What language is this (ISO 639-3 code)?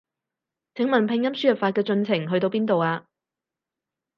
yue